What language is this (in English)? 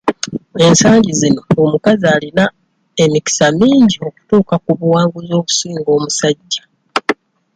Ganda